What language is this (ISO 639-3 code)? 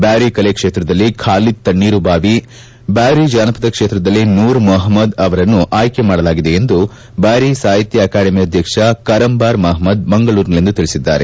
kan